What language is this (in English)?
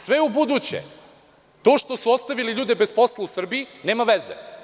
Serbian